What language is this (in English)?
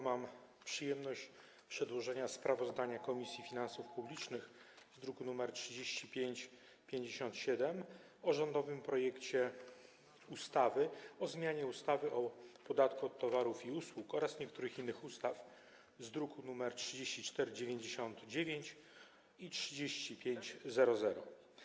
Polish